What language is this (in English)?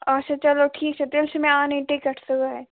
Kashmiri